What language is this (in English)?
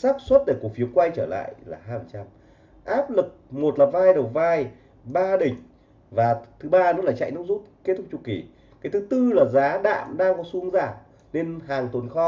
Vietnamese